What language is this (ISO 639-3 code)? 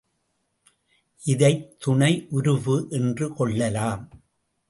tam